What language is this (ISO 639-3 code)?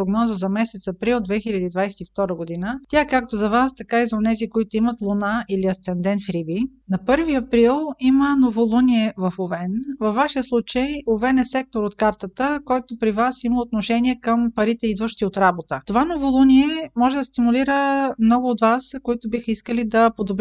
bul